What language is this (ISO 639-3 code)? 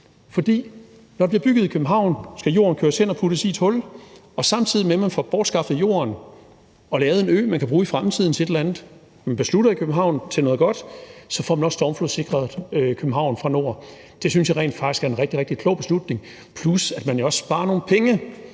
dan